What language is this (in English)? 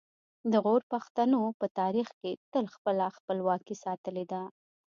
Pashto